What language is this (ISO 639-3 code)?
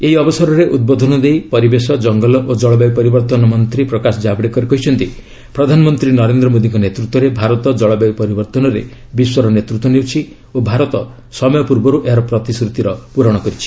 ori